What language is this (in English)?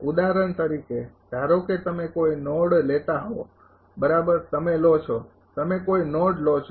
Gujarati